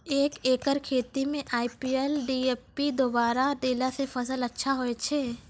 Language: Maithili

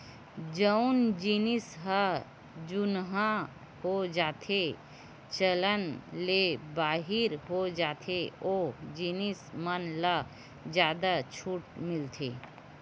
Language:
Chhattisgarhi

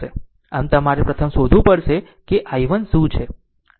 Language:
Gujarati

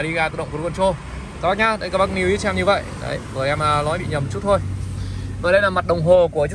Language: Vietnamese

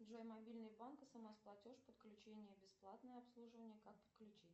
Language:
Russian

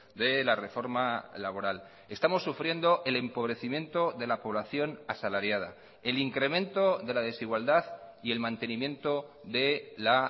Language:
Spanish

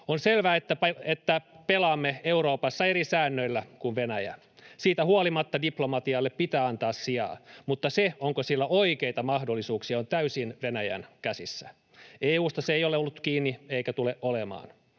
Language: Finnish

